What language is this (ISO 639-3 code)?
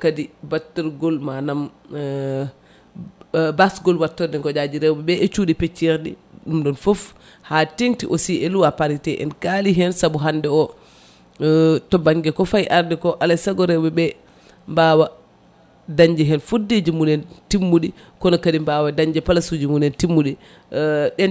ful